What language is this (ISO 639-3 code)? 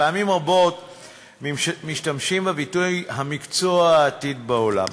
heb